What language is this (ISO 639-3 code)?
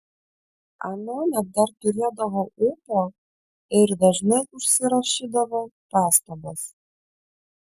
lit